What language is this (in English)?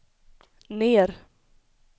Swedish